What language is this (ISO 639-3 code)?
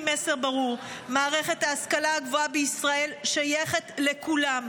heb